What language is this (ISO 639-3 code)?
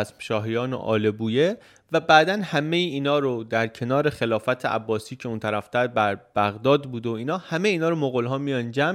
fas